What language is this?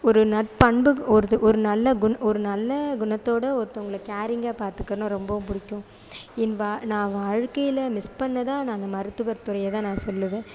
Tamil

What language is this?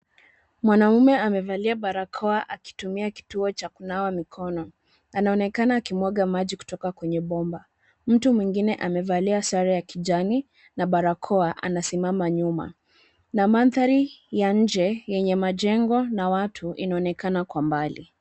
Swahili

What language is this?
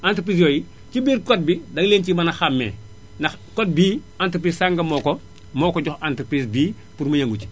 Wolof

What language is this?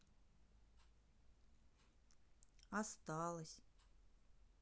Russian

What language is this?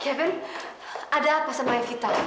Indonesian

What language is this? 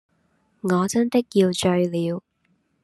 Cantonese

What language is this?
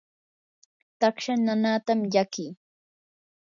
Yanahuanca Pasco Quechua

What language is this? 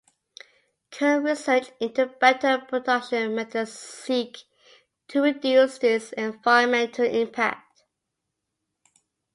English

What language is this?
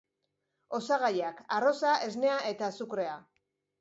Basque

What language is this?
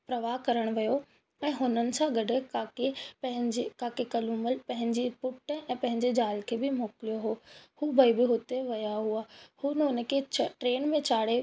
Sindhi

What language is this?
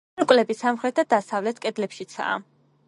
Georgian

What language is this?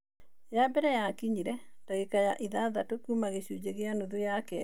Kikuyu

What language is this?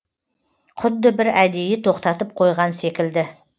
Kazakh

